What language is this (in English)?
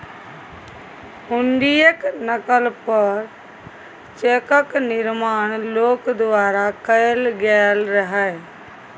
Maithili